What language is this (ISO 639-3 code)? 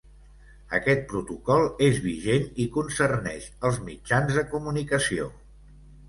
cat